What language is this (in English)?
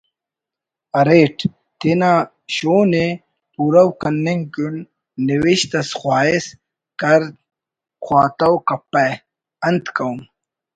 Brahui